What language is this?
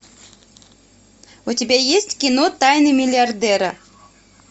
Russian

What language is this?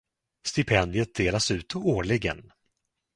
Swedish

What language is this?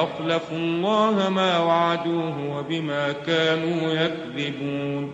Arabic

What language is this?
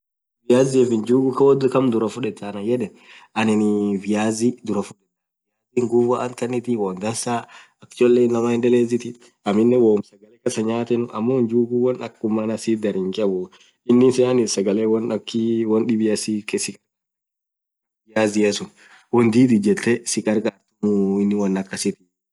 Orma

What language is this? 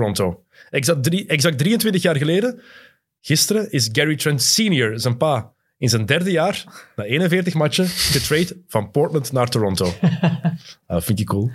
Dutch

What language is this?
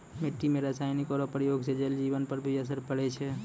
Maithili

